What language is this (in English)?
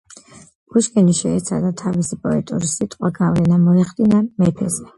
Georgian